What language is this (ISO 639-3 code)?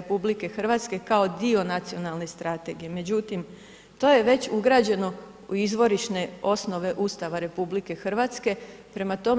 hrv